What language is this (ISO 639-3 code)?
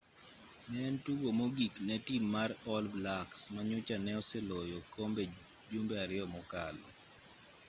luo